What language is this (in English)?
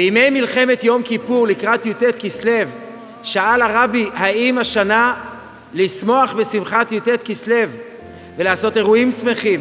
Hebrew